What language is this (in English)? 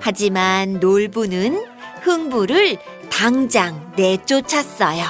Korean